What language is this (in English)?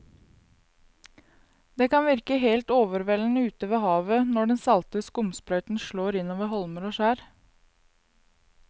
Norwegian